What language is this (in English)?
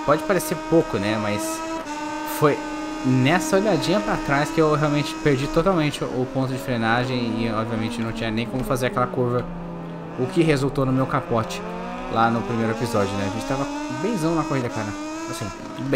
Portuguese